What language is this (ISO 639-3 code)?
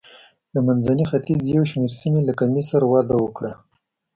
pus